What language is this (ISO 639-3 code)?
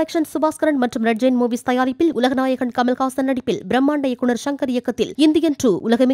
tam